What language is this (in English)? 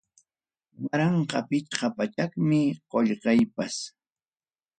Ayacucho Quechua